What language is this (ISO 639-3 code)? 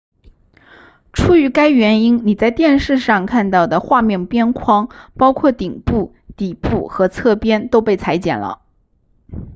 zho